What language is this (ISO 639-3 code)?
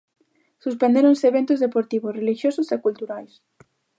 glg